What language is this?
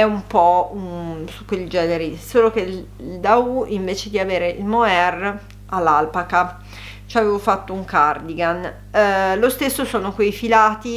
Italian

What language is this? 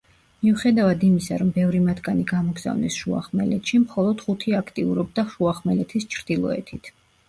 Georgian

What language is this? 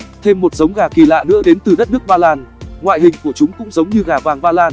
Vietnamese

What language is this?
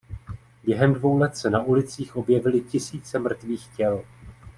Czech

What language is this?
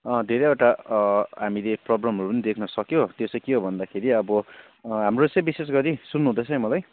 Nepali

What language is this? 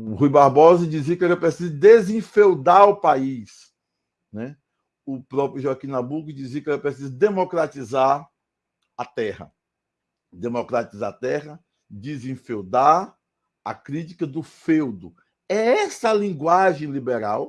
Portuguese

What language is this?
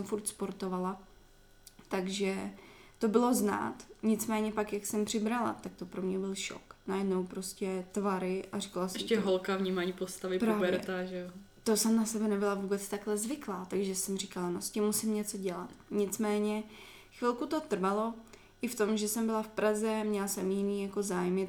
Czech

